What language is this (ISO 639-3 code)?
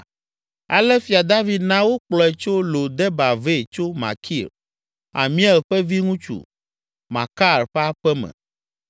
ewe